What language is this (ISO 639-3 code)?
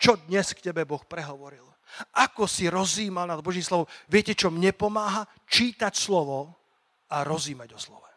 slk